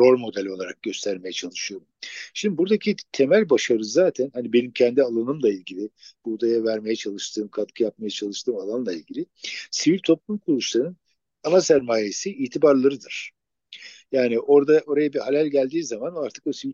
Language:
Turkish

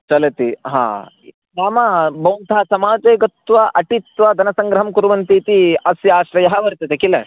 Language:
Sanskrit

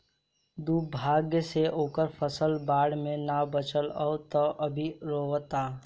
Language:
Bhojpuri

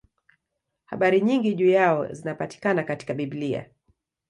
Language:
Swahili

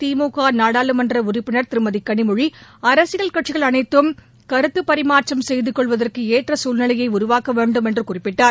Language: Tamil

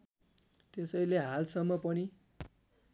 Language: Nepali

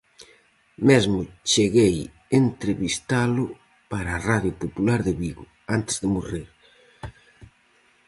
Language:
Galician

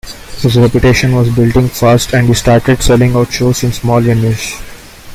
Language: English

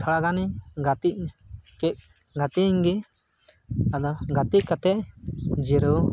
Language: Santali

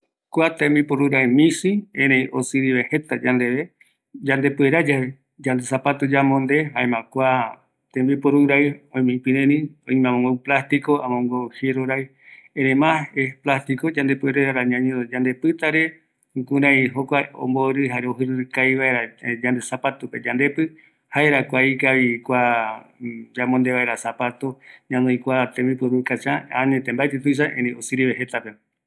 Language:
Eastern Bolivian Guaraní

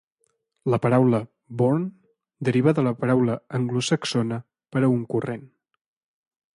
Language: Catalan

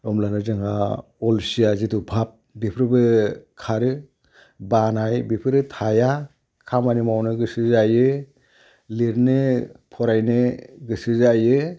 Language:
Bodo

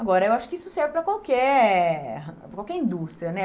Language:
Portuguese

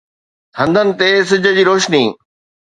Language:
Sindhi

